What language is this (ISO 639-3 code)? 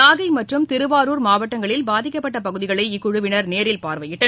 tam